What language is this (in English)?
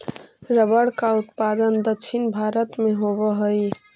Magahi